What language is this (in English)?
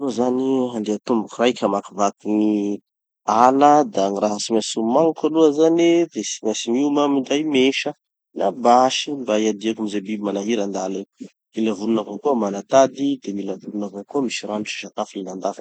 Tanosy Malagasy